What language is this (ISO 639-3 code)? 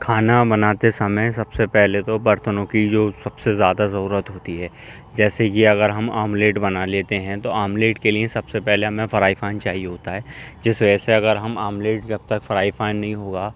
urd